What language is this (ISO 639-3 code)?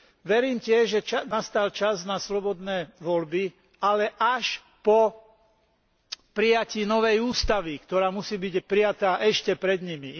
slk